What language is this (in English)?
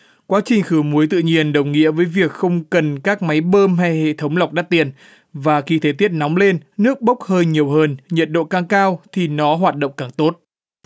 Vietnamese